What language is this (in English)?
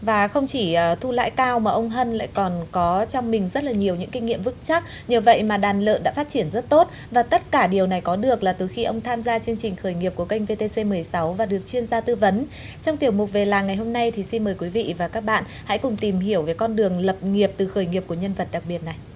Vietnamese